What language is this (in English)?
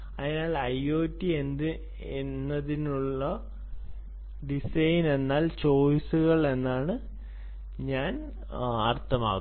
Malayalam